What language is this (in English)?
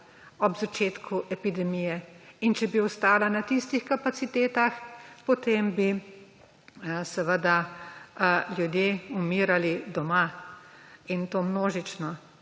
Slovenian